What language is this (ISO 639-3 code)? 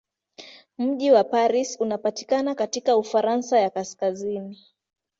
swa